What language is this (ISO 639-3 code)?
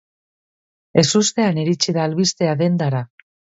eus